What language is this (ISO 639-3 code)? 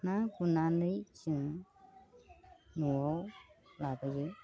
brx